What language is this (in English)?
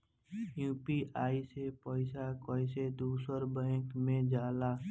Bhojpuri